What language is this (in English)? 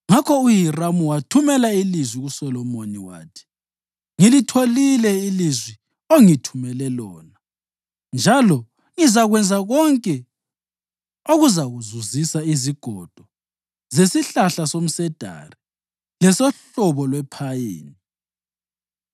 North Ndebele